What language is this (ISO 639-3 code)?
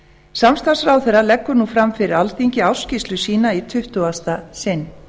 isl